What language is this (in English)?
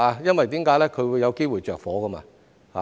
Cantonese